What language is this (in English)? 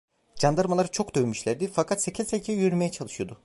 Turkish